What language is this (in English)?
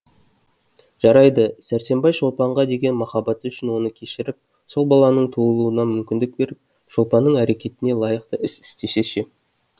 Kazakh